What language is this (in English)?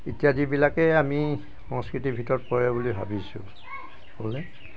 Assamese